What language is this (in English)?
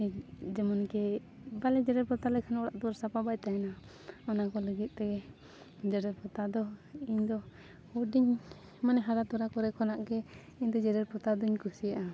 Santali